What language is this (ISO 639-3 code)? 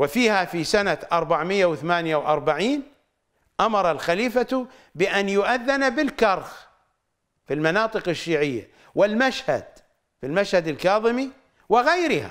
ara